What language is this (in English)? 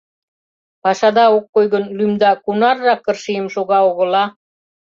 Mari